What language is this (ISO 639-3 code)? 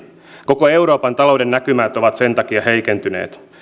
fin